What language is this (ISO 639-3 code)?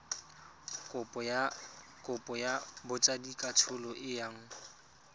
tsn